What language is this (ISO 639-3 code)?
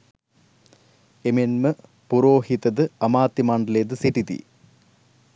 sin